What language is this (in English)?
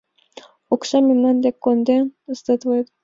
Mari